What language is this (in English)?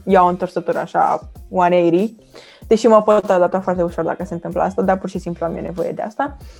Romanian